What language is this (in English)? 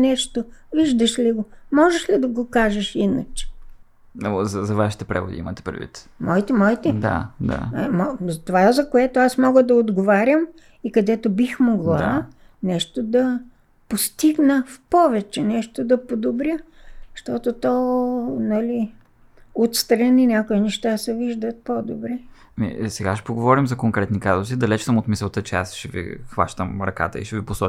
Bulgarian